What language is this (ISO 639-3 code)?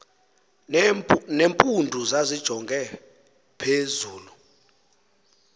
xho